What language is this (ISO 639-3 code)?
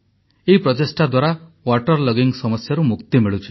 ori